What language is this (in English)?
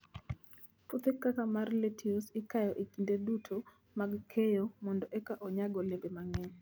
Luo (Kenya and Tanzania)